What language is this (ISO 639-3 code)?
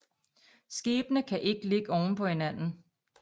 dan